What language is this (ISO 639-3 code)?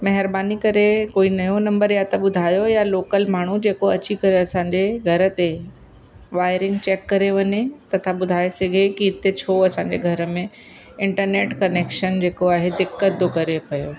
snd